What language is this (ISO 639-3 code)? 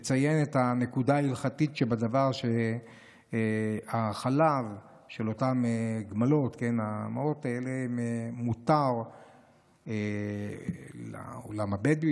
heb